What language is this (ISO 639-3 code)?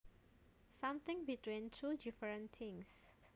jav